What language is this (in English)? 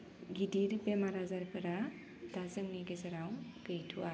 Bodo